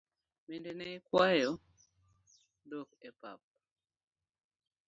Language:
Luo (Kenya and Tanzania)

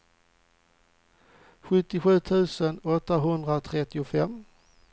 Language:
Swedish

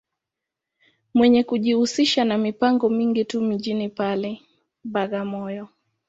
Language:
Swahili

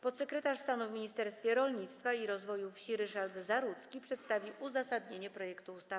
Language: Polish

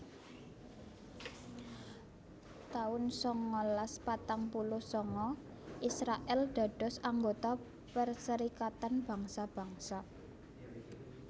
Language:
Javanese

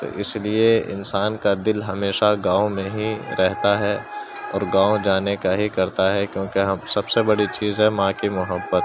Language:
Urdu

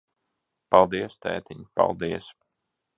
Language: Latvian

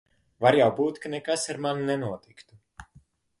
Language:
Latvian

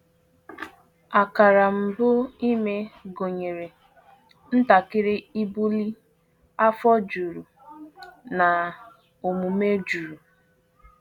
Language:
Igbo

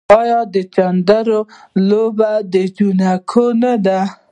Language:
Pashto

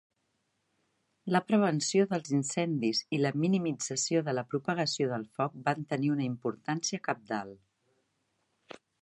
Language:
Catalan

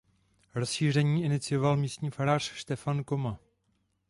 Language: Czech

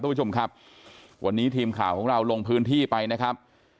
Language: Thai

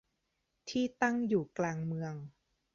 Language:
Thai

